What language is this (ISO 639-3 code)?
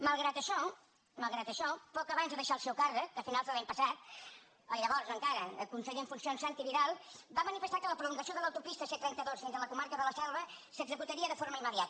cat